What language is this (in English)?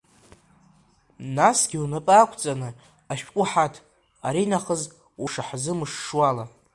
Abkhazian